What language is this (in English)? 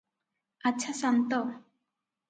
Odia